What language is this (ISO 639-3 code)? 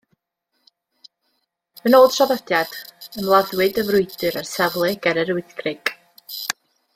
cym